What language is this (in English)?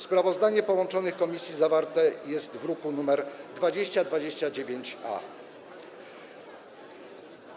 Polish